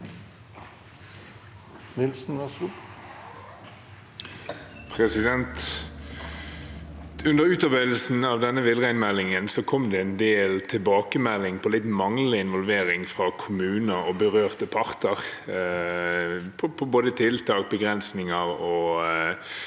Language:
Norwegian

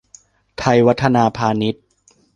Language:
Thai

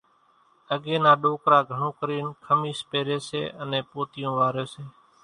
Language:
Kachi Koli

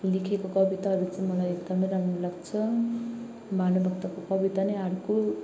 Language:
Nepali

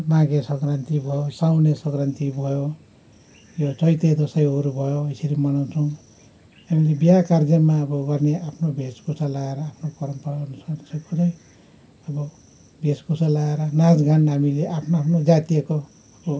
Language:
Nepali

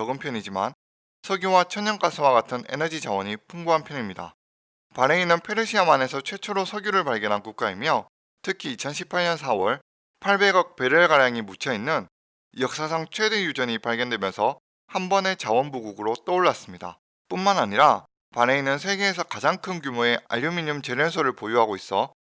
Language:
Korean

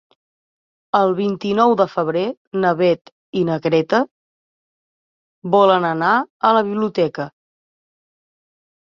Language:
Catalan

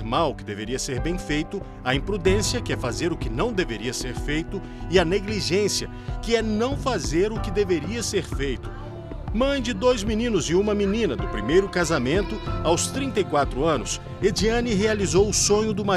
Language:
Portuguese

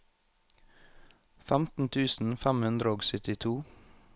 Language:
Norwegian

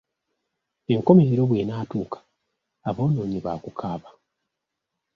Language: Ganda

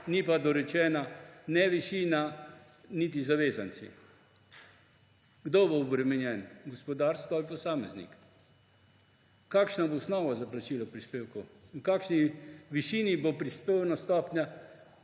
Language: Slovenian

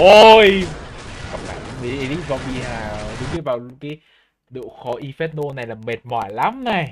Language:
Vietnamese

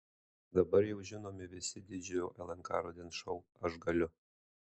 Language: Lithuanian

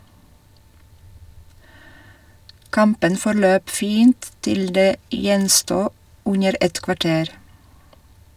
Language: Norwegian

